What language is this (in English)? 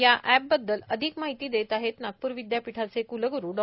Marathi